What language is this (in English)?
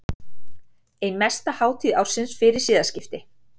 Icelandic